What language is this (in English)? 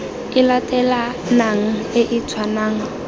Tswana